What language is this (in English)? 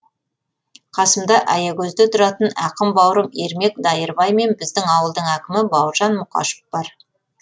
Kazakh